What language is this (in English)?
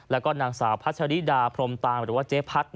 Thai